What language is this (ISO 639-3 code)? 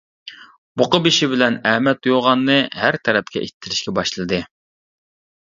uig